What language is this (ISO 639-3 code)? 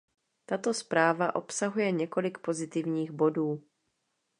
ces